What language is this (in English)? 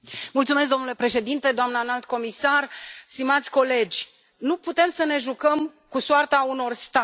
Romanian